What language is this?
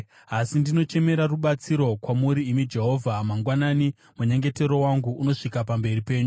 Shona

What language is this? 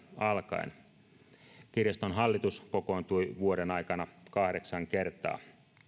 Finnish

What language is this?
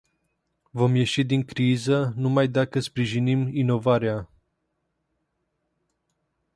Romanian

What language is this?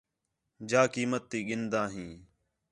Khetrani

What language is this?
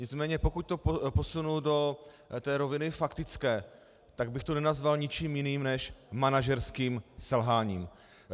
Czech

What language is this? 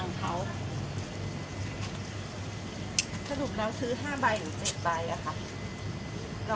Thai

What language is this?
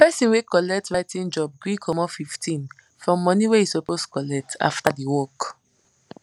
Nigerian Pidgin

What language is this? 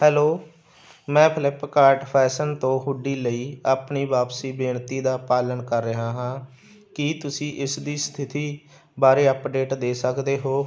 Punjabi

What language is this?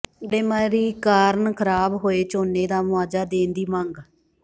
Punjabi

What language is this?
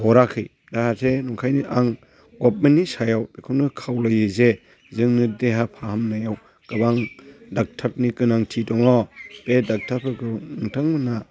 Bodo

